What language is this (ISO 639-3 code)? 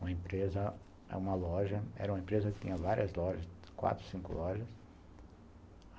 por